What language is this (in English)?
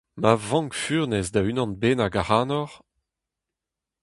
Breton